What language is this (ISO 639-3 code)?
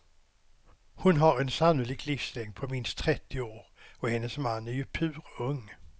swe